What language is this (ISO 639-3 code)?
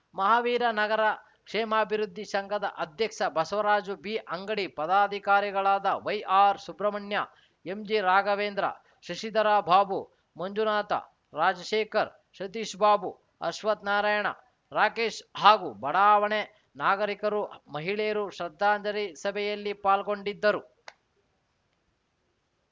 kan